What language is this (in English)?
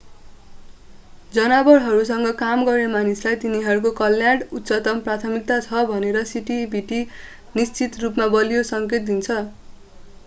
Nepali